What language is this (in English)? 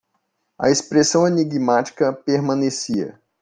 Portuguese